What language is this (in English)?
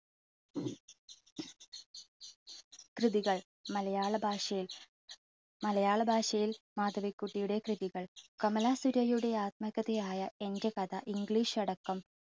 Malayalam